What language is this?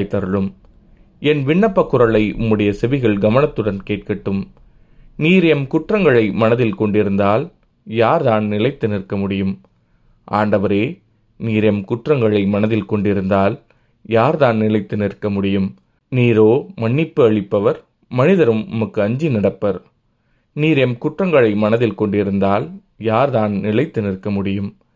Tamil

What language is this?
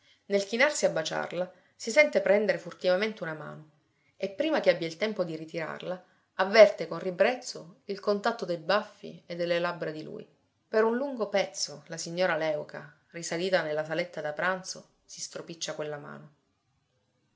Italian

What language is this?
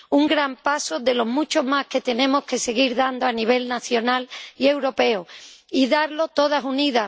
Spanish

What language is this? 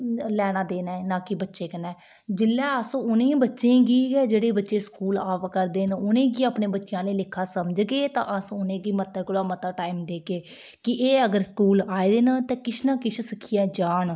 Dogri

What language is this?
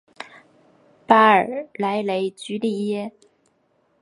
Chinese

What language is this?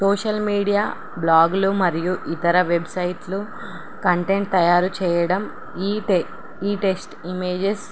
Telugu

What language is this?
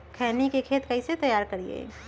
Magahi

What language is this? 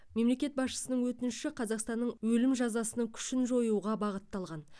Kazakh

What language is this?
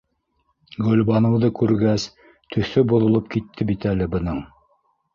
Bashkir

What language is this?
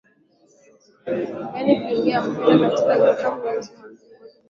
Swahili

